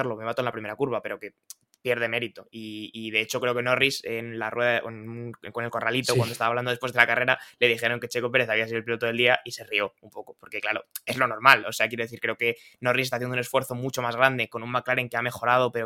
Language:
Spanish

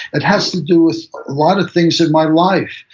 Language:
English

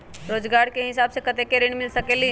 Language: Magahi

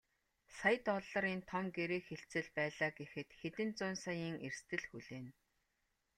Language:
Mongolian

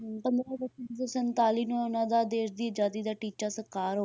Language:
Punjabi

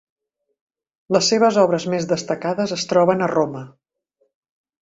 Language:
Catalan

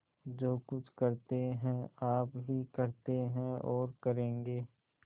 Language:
Hindi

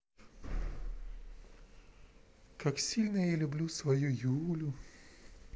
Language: Russian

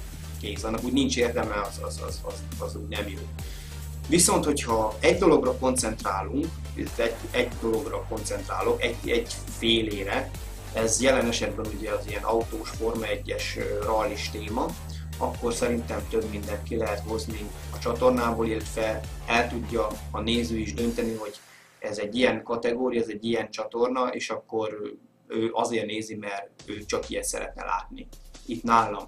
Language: Hungarian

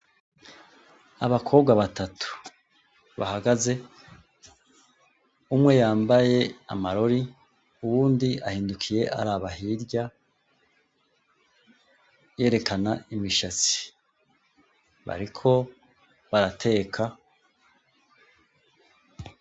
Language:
Rundi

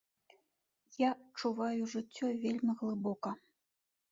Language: Belarusian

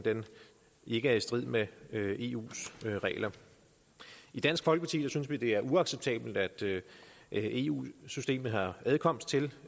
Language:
Danish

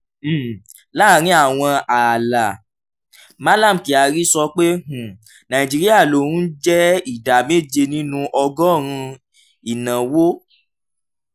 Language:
Yoruba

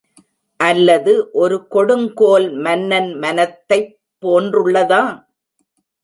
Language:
Tamil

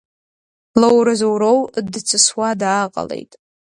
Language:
Abkhazian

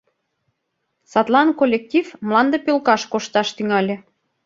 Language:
Mari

